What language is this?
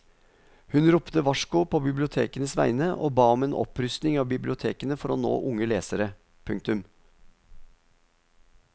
Norwegian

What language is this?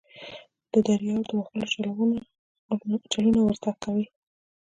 Pashto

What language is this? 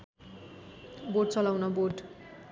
Nepali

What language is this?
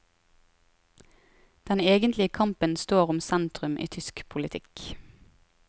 Norwegian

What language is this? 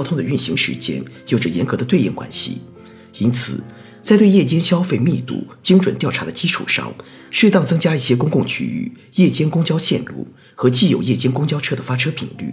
Chinese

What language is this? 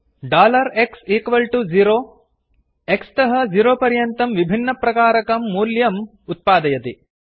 Sanskrit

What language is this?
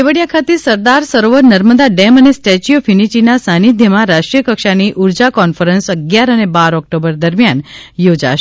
Gujarati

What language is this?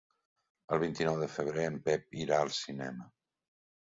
Catalan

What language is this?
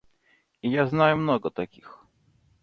Russian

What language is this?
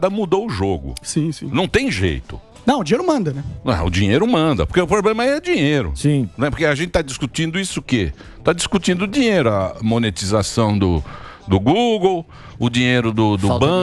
Portuguese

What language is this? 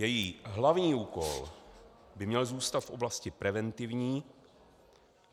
Czech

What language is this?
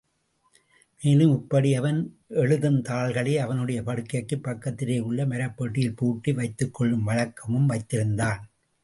Tamil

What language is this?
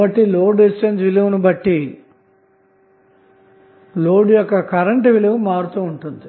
Telugu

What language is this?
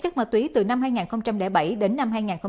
Vietnamese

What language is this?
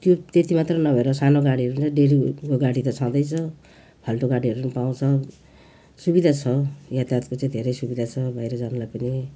Nepali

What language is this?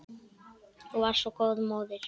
Icelandic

